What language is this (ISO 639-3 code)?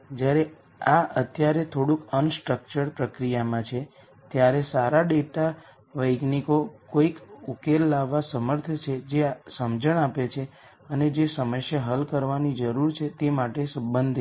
guj